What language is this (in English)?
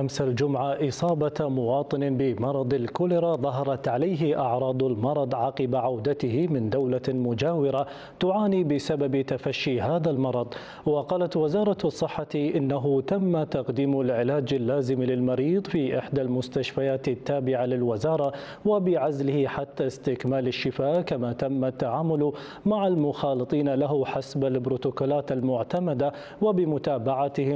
Arabic